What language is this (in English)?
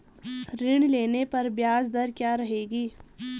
Hindi